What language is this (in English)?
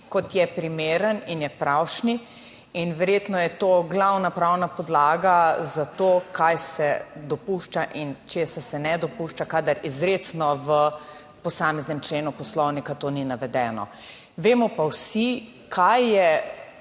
Slovenian